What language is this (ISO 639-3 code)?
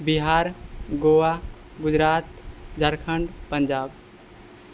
mai